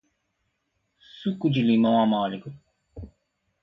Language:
Portuguese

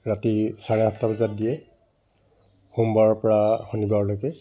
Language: Assamese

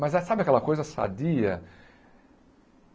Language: Portuguese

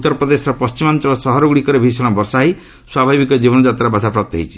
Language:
Odia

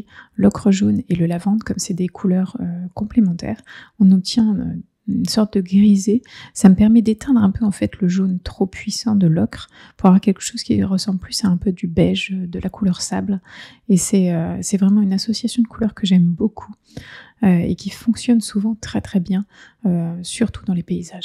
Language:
French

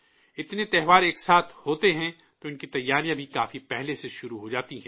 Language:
Urdu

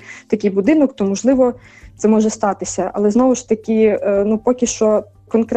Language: Ukrainian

